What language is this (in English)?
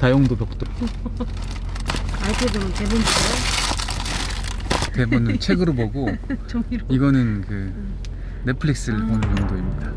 Korean